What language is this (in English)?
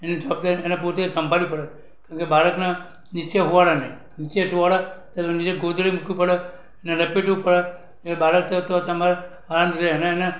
Gujarati